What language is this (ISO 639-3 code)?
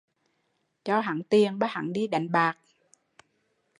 vie